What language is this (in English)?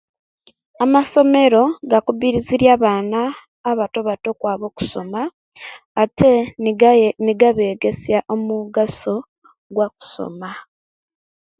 Kenyi